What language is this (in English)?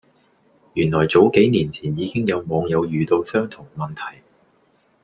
Cantonese